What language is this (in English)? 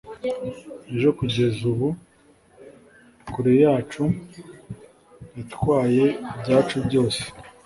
Kinyarwanda